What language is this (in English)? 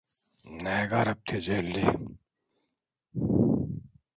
Turkish